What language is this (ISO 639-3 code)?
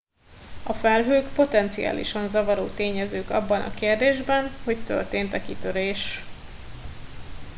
hun